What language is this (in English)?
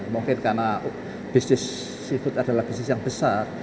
Indonesian